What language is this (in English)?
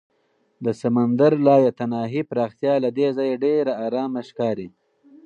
Pashto